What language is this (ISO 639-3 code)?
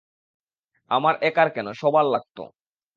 ben